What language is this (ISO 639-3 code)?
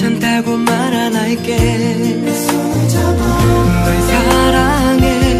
kor